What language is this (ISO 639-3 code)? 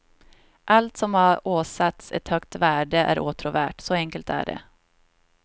swe